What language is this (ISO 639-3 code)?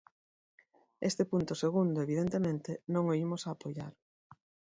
glg